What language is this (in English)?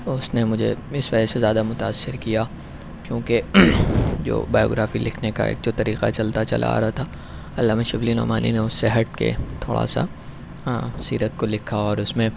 Urdu